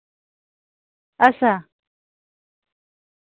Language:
Dogri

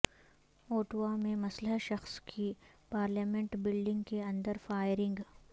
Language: Urdu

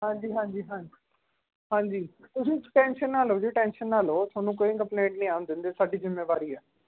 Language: Punjabi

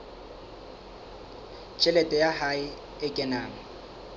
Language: Southern Sotho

